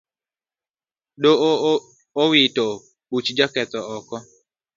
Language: Luo (Kenya and Tanzania)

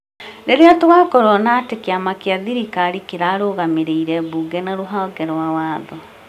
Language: Kikuyu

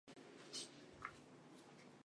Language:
Chinese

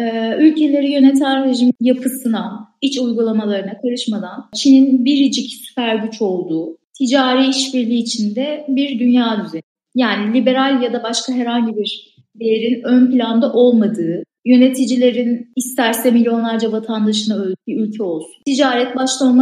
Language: Turkish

